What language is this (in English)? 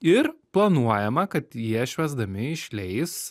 Lithuanian